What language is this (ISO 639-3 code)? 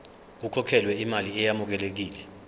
zul